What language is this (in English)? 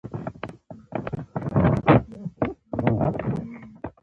Pashto